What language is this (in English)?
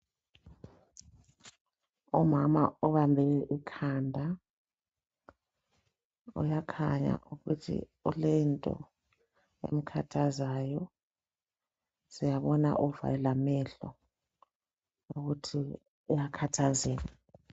North Ndebele